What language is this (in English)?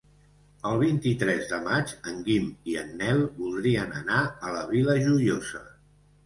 Catalan